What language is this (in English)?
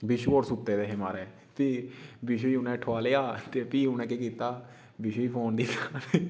Dogri